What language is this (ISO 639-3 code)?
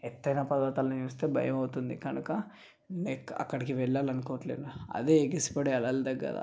tel